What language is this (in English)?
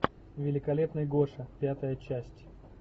Russian